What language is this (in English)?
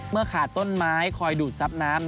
Thai